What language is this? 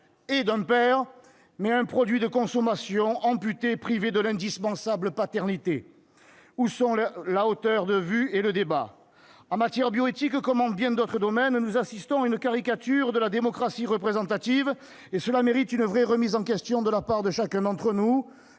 French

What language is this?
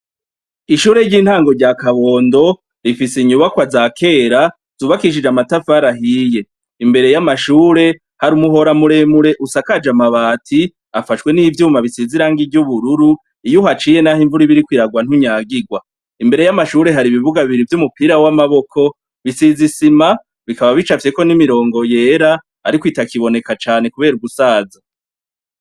Rundi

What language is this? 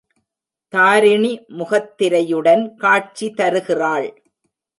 Tamil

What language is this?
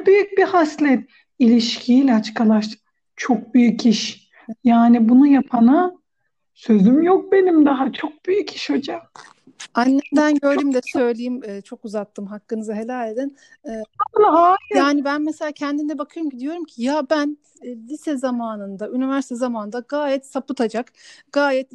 Turkish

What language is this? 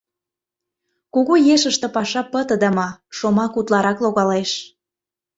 Mari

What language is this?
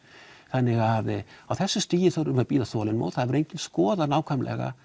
Icelandic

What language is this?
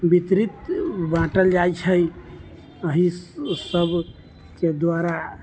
Maithili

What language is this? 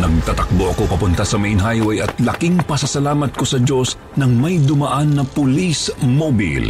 Filipino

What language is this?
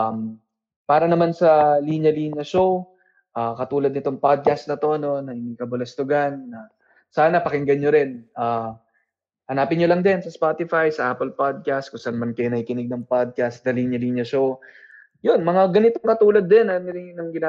Filipino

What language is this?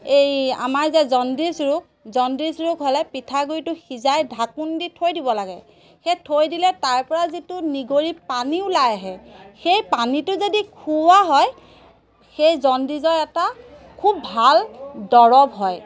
Assamese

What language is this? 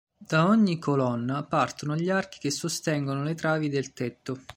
Italian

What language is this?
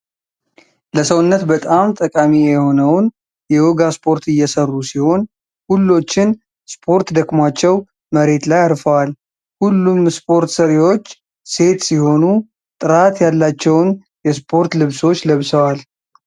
Amharic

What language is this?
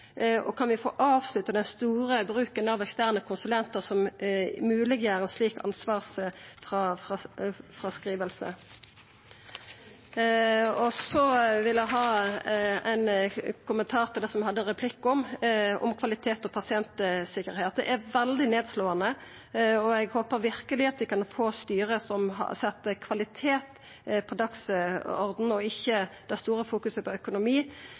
Norwegian Nynorsk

